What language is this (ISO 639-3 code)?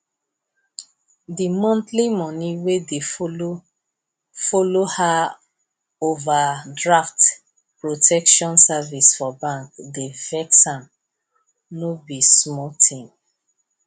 pcm